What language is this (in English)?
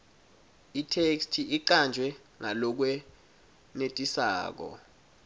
Swati